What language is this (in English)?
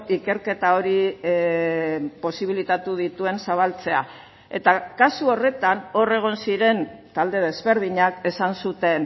Basque